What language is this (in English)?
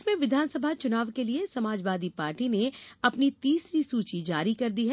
Hindi